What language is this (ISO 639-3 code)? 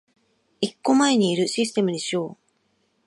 jpn